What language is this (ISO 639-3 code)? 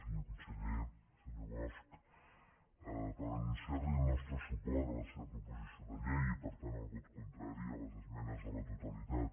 cat